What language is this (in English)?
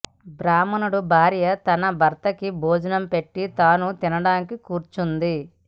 Telugu